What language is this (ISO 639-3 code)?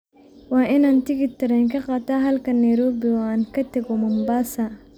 som